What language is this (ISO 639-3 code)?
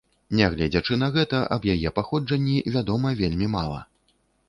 bel